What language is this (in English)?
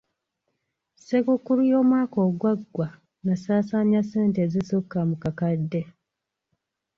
Ganda